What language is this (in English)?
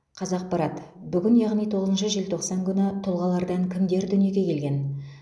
Kazakh